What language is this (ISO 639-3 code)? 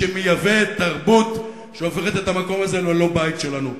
heb